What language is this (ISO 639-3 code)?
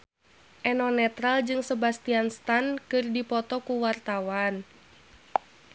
sun